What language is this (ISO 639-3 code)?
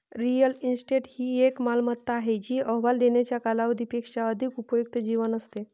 mar